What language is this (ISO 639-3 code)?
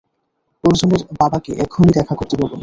ben